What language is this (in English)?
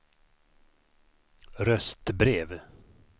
Swedish